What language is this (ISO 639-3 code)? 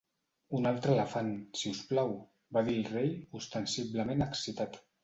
cat